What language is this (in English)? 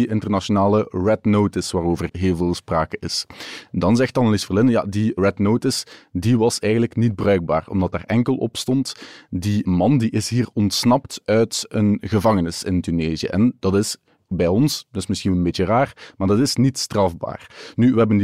Dutch